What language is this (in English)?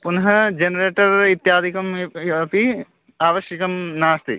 Sanskrit